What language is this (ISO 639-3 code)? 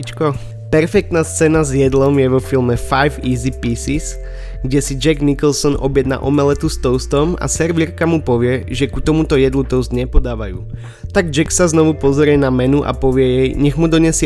slk